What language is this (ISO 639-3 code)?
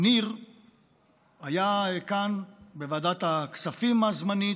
heb